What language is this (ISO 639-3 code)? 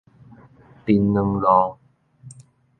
nan